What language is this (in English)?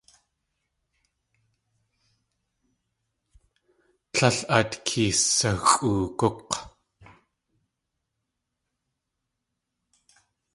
Tlingit